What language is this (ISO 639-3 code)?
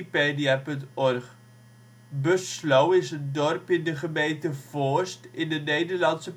nld